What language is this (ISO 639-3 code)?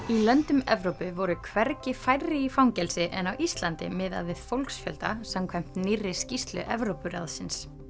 isl